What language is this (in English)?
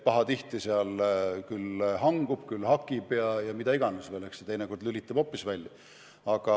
Estonian